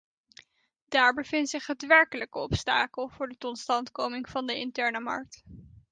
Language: Dutch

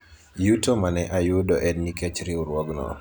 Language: Luo (Kenya and Tanzania)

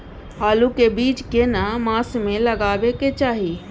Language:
Maithili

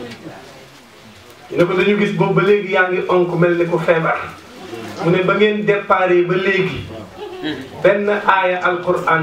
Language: Arabic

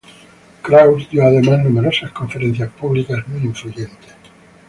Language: Spanish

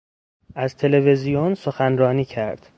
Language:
Persian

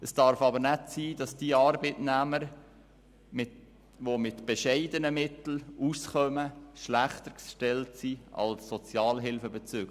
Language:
Swiss German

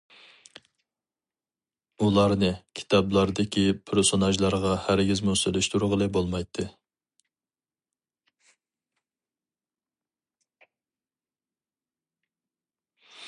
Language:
Uyghur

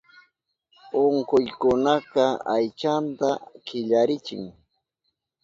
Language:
Southern Pastaza Quechua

